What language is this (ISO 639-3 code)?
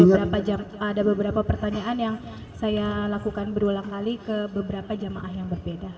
ind